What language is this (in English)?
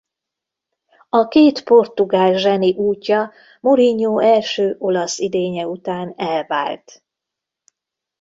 Hungarian